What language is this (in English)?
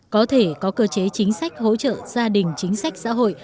Vietnamese